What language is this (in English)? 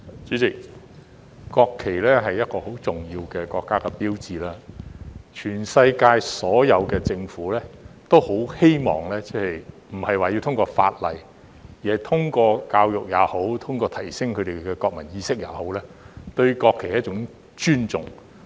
Cantonese